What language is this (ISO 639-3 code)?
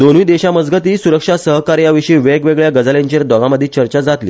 kok